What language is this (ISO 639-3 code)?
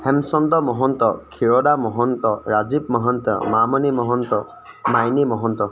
asm